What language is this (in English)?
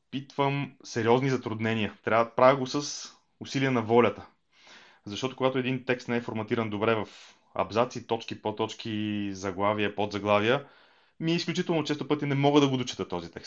Bulgarian